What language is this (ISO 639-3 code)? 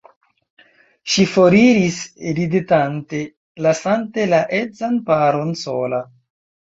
epo